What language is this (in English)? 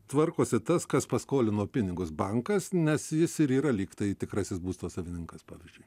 Lithuanian